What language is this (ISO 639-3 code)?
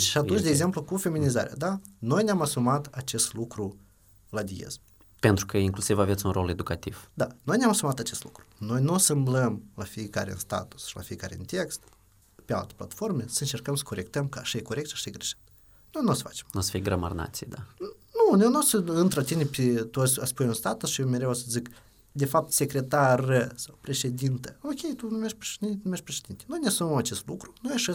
ron